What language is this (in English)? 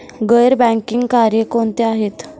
Marathi